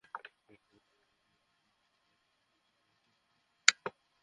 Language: Bangla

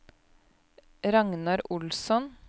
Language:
Norwegian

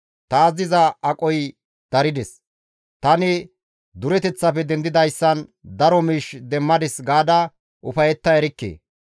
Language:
Gamo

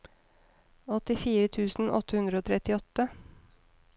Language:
Norwegian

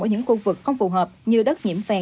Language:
Vietnamese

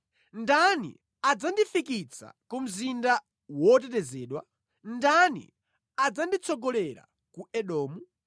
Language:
Nyanja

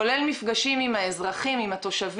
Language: Hebrew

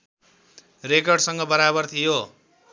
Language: Nepali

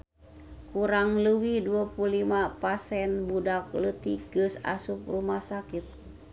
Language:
Sundanese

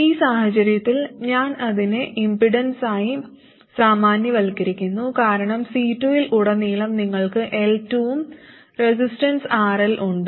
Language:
Malayalam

